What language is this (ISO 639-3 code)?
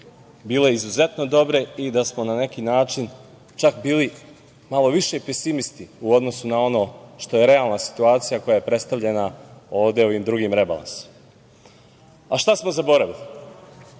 srp